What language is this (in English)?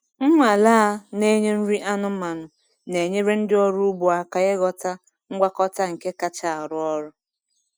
Igbo